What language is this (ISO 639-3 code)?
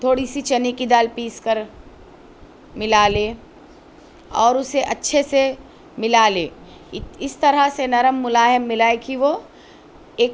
urd